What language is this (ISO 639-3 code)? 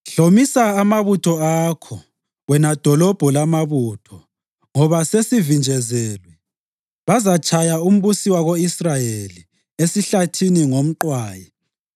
nde